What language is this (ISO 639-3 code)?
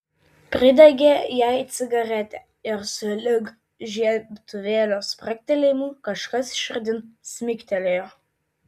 lit